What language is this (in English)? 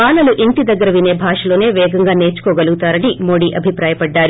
Telugu